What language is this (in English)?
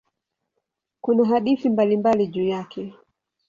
Swahili